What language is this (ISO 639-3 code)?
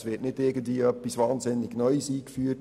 gsw